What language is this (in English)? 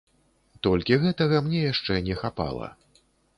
Belarusian